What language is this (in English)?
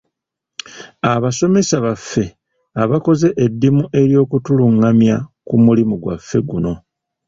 Ganda